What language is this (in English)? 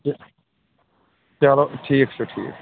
Kashmiri